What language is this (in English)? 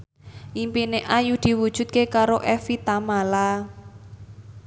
Javanese